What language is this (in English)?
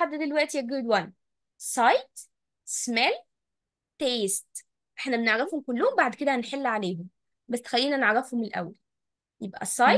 Arabic